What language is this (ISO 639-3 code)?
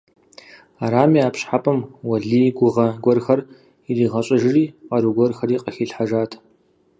kbd